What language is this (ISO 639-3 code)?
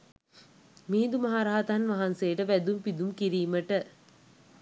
sin